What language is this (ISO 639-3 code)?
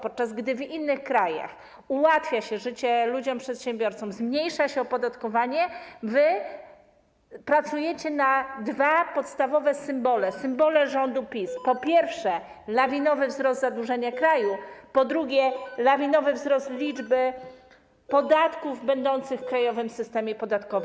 pol